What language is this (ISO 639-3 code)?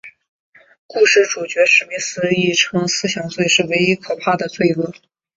zho